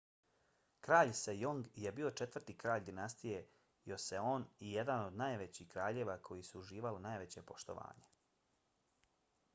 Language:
Bosnian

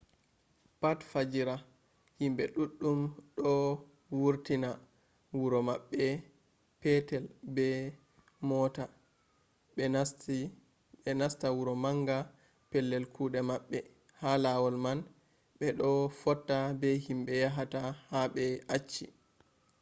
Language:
Fula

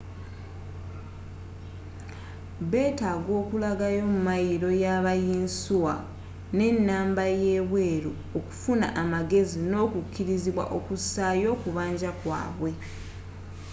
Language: Ganda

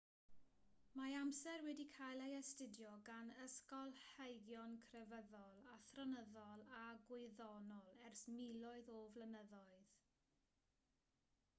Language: Welsh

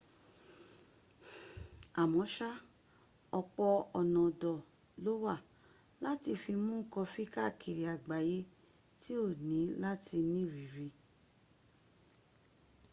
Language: Yoruba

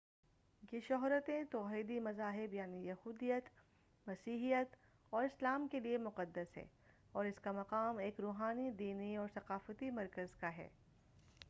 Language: Urdu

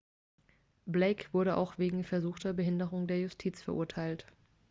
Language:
German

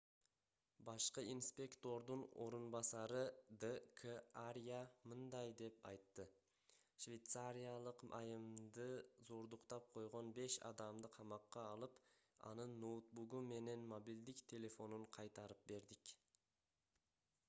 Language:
Kyrgyz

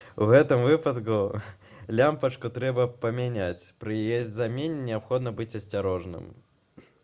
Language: Belarusian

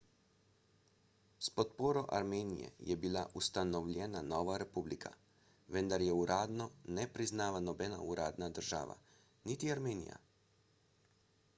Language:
Slovenian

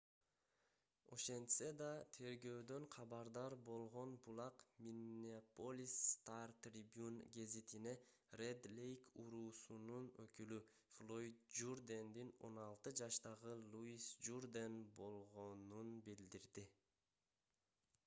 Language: Kyrgyz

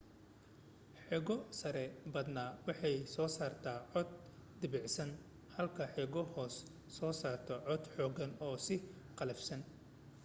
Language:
Somali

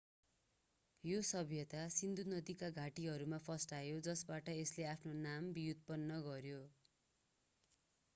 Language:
Nepali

